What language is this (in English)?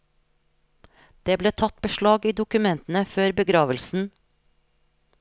Norwegian